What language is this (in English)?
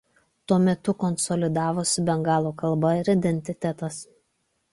Lithuanian